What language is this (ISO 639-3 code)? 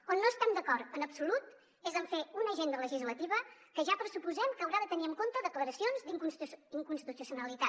cat